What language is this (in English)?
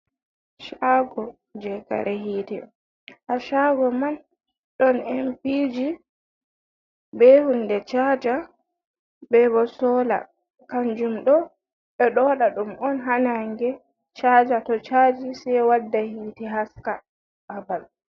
Fula